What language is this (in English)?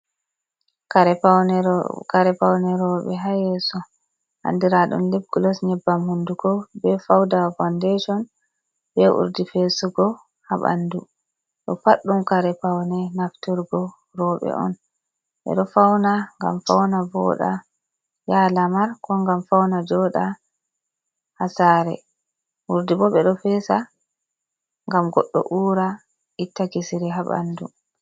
Fula